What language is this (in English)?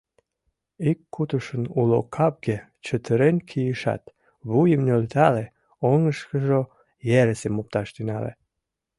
Mari